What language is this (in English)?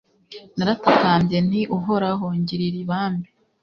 Kinyarwanda